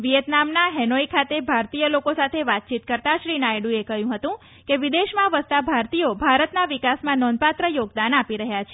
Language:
Gujarati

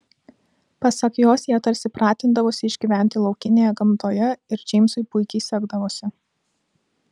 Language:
Lithuanian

